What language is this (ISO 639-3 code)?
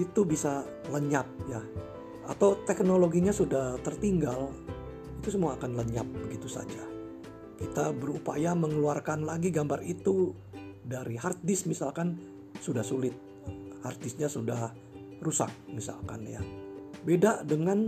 ind